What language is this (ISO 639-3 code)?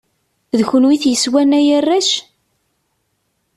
kab